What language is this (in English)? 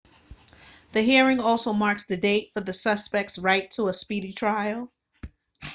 English